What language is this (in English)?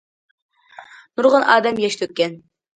Uyghur